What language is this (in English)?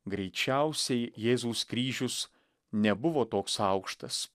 Lithuanian